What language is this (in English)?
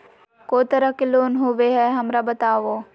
Magahi